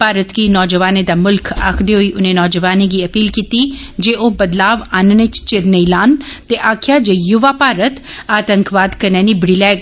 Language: Dogri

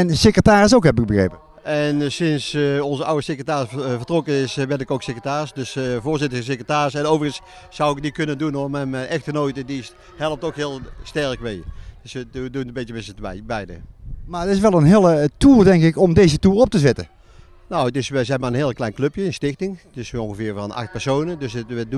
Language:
Dutch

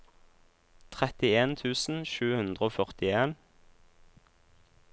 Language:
Norwegian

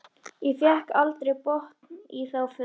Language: Icelandic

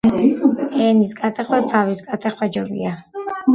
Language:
Georgian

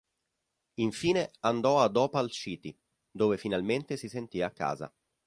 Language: Italian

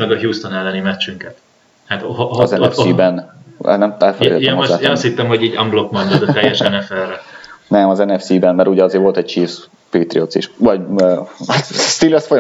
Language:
Hungarian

